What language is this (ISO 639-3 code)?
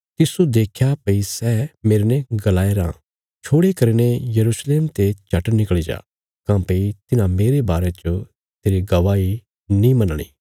kfs